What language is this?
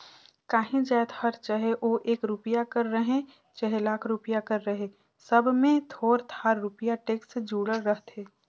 Chhattisgarhi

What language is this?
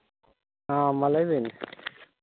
Santali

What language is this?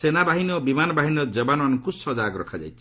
Odia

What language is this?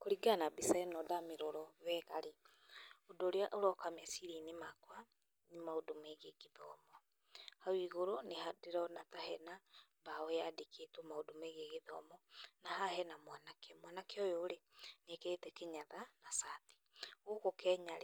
Kikuyu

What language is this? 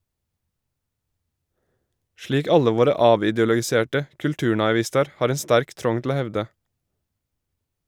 Norwegian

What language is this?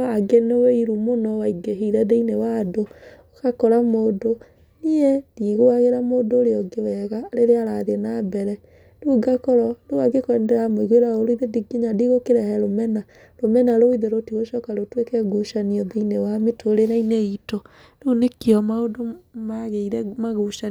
Kikuyu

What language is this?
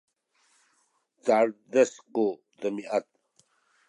Sakizaya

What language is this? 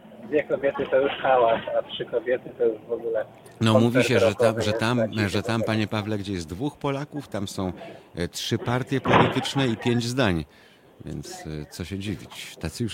Polish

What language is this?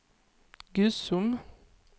Swedish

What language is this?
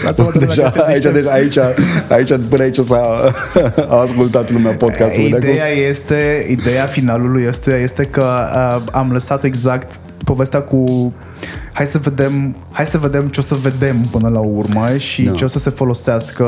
Romanian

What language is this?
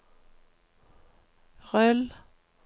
Norwegian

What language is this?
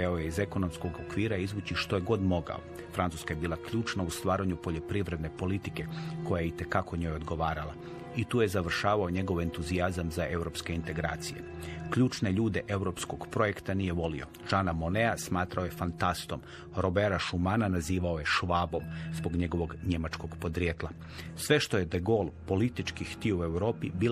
Croatian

